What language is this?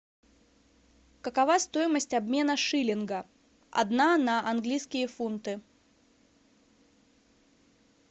Russian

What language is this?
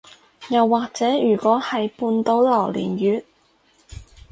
Cantonese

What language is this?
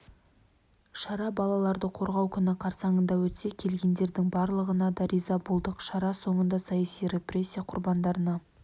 Kazakh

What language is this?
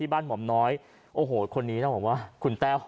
Thai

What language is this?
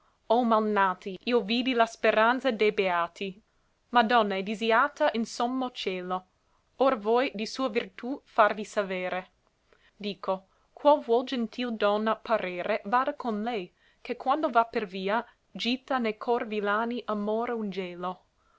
Italian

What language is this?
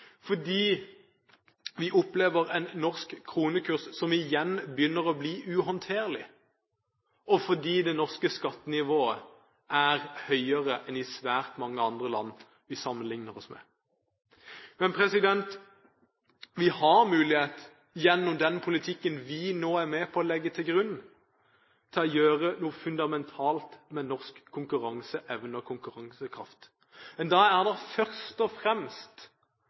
Norwegian Bokmål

